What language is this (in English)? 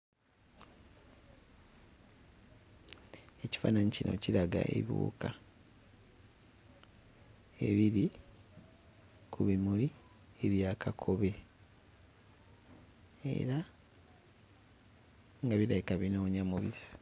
Ganda